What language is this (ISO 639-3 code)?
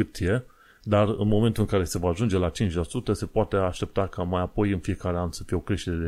ron